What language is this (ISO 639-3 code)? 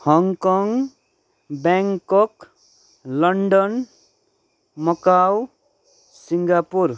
nep